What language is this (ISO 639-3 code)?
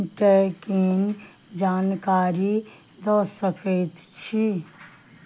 mai